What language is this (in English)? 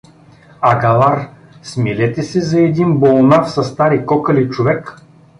Bulgarian